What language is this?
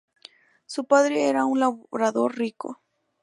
Spanish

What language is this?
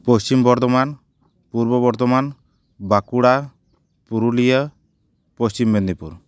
Santali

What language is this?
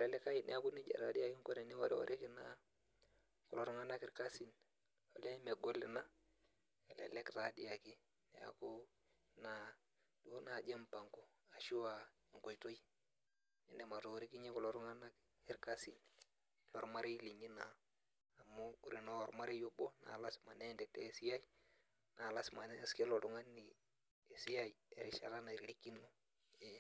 Masai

